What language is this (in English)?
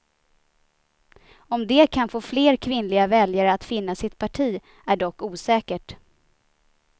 Swedish